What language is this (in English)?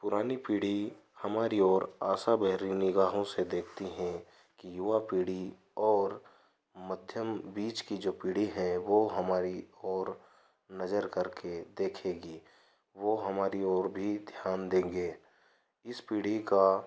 Hindi